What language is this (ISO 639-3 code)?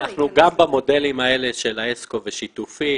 heb